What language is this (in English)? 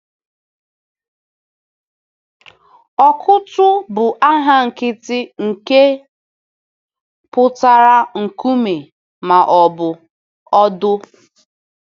Igbo